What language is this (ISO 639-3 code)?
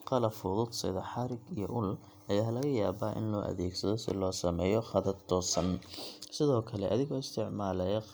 som